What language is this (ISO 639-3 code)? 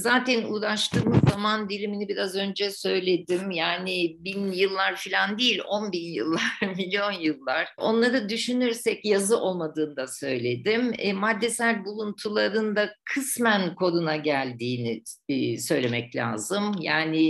tur